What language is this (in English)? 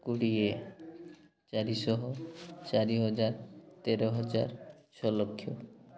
Odia